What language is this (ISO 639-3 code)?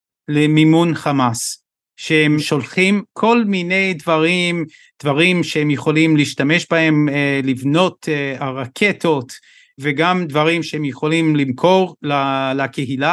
heb